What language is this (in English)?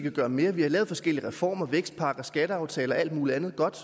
Danish